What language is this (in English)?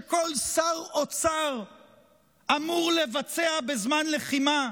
Hebrew